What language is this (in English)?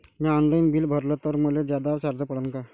Marathi